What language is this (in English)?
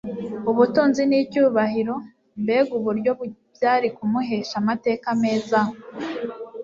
Kinyarwanda